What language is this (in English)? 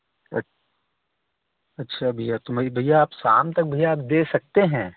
Hindi